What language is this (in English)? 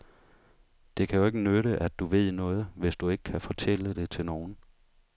Danish